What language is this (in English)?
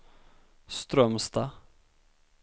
Swedish